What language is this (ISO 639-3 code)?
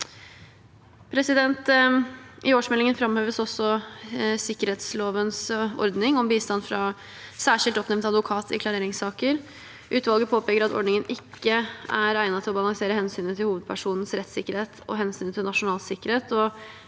nor